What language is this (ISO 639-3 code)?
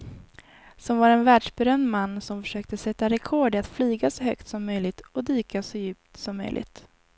swe